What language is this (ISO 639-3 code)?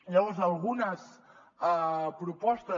cat